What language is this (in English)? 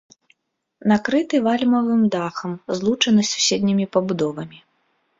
Belarusian